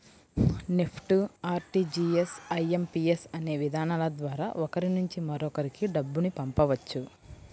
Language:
Telugu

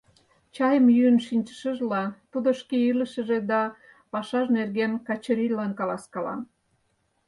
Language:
Mari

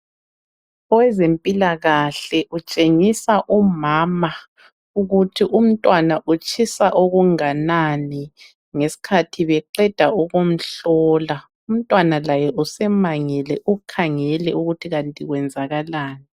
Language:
North Ndebele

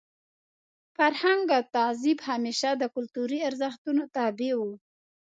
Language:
Pashto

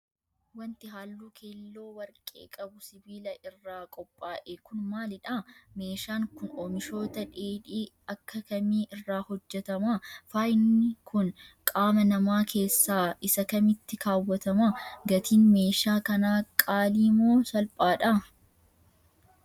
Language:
Oromo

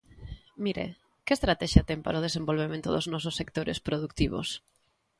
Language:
Galician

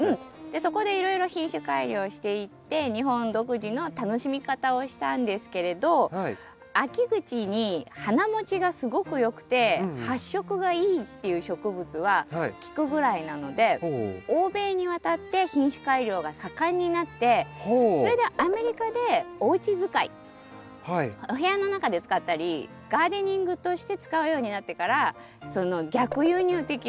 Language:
Japanese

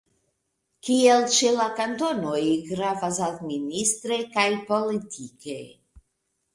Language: Esperanto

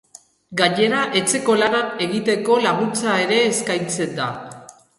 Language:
Basque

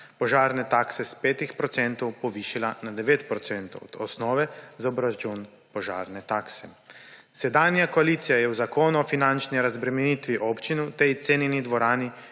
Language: Slovenian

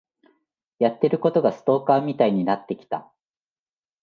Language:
Japanese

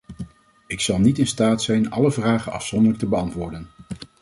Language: Dutch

